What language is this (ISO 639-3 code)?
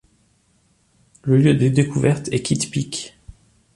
fra